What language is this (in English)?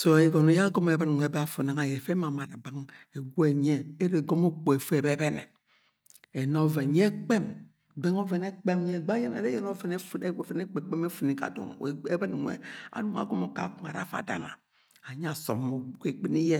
Agwagwune